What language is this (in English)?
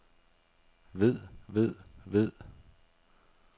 Danish